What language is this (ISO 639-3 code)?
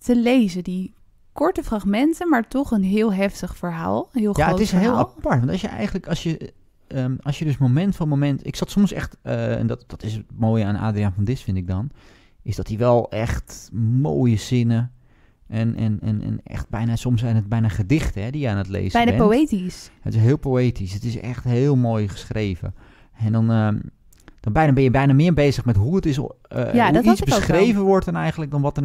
nld